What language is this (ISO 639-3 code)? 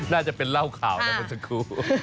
tha